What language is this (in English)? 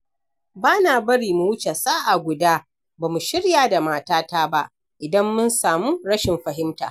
Hausa